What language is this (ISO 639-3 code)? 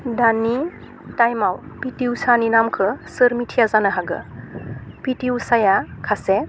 brx